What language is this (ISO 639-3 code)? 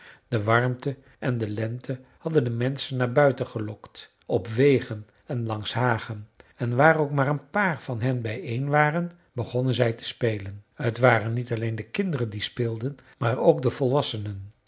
nld